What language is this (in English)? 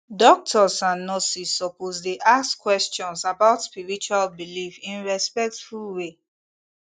Nigerian Pidgin